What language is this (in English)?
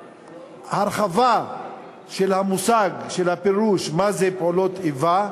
Hebrew